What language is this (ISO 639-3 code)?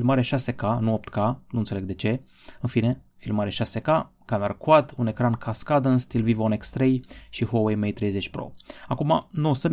ron